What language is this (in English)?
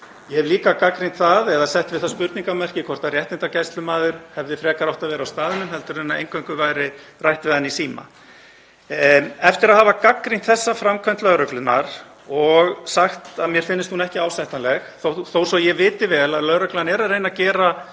Icelandic